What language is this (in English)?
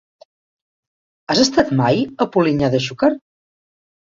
Catalan